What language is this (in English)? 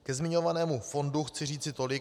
Czech